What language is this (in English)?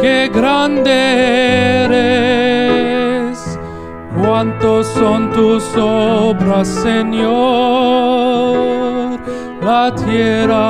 Spanish